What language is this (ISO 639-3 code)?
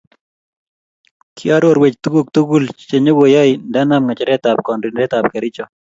kln